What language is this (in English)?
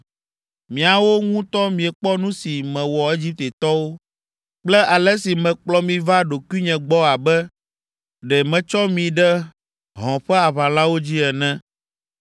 Ewe